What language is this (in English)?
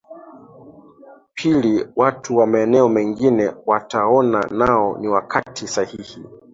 Swahili